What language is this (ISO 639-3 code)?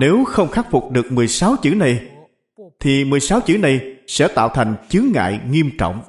vie